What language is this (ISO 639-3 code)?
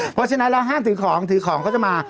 tha